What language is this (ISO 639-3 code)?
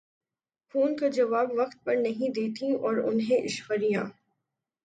urd